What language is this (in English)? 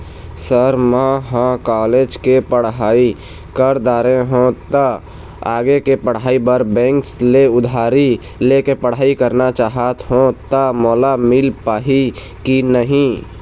Chhattisgarhi